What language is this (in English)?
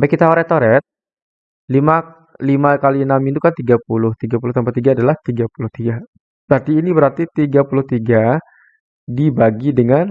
Indonesian